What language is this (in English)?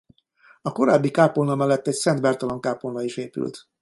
Hungarian